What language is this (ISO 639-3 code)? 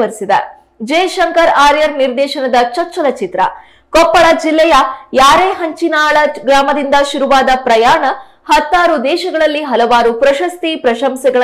hin